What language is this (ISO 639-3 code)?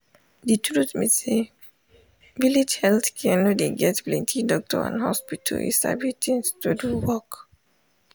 pcm